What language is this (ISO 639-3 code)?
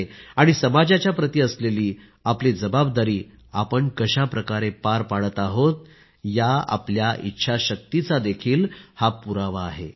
mar